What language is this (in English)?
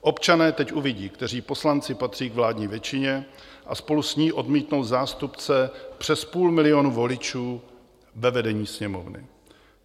Czech